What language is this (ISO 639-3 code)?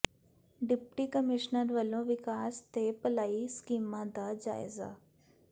pan